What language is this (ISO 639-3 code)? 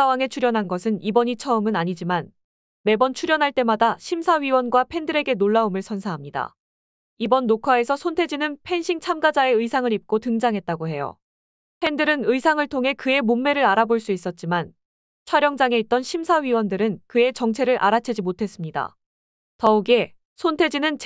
kor